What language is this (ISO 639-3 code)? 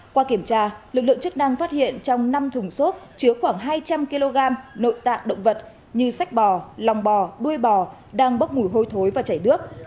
vie